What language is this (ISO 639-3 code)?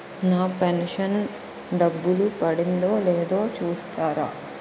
tel